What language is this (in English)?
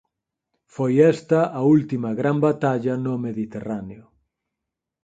Galician